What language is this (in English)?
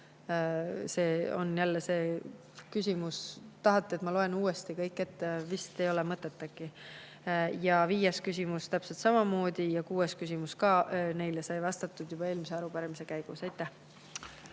Estonian